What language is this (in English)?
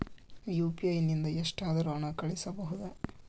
Kannada